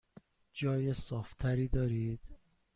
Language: Persian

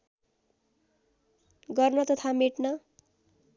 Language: Nepali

